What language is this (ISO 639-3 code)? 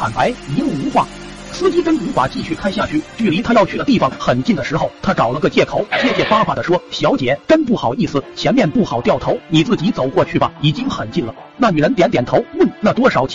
zho